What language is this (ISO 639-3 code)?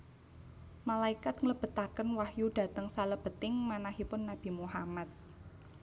jav